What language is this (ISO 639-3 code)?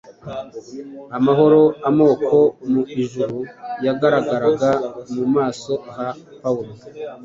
kin